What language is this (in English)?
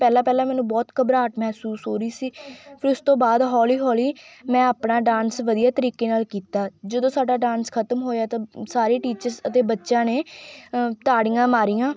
Punjabi